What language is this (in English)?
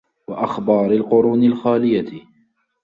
Arabic